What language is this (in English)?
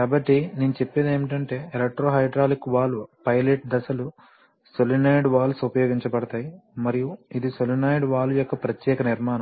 Telugu